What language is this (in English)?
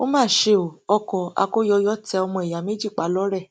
Yoruba